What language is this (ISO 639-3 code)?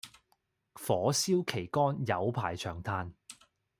yue